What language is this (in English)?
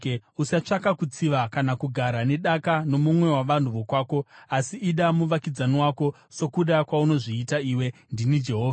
Shona